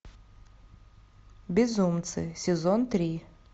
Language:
Russian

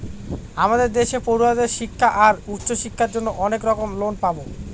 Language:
Bangla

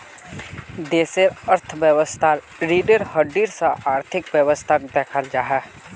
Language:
Magahi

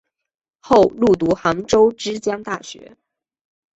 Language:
Chinese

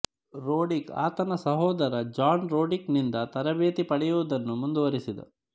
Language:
Kannada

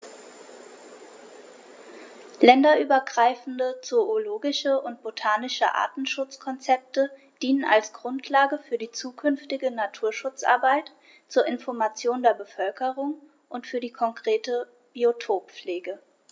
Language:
German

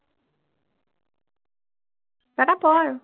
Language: Assamese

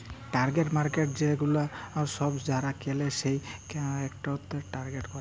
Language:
Bangla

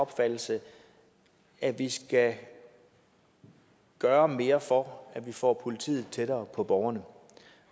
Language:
Danish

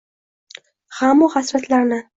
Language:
Uzbek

